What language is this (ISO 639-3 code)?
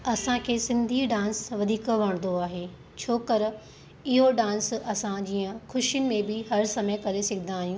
snd